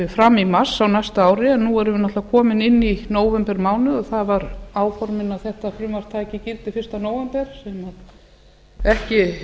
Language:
Icelandic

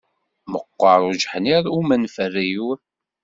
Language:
Kabyle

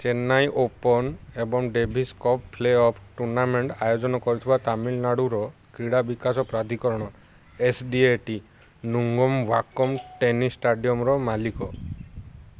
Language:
Odia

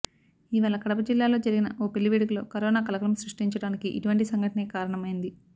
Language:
Telugu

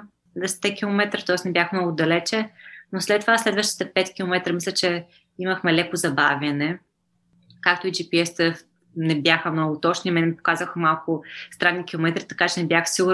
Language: Bulgarian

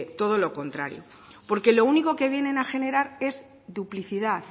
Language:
Spanish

